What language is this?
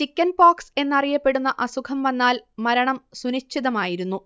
Malayalam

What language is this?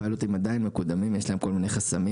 Hebrew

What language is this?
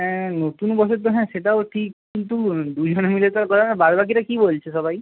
Bangla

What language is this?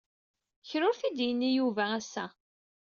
Kabyle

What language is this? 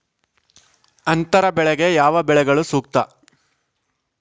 Kannada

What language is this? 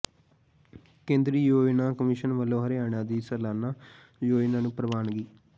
Punjabi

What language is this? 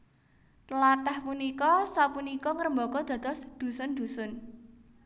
Javanese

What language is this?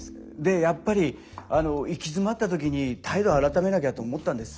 Japanese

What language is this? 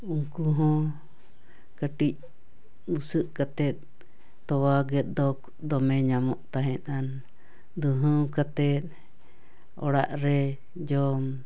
Santali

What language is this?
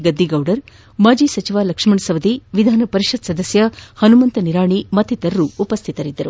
Kannada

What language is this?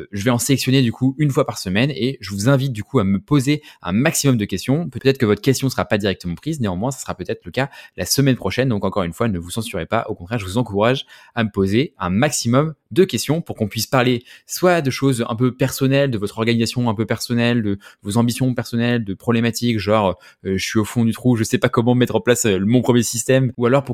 French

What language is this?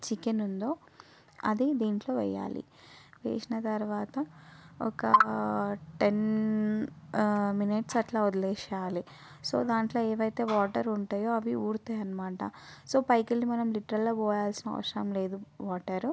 Telugu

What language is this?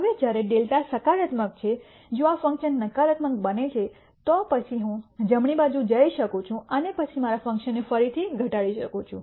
Gujarati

